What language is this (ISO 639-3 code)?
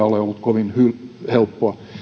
fin